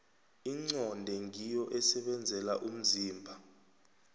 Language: South Ndebele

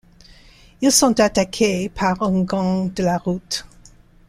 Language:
French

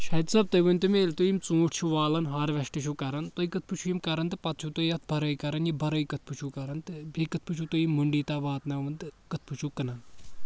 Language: Kashmiri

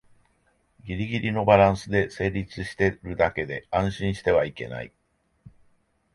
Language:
Japanese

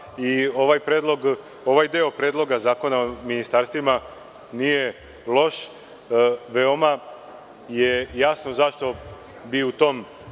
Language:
Serbian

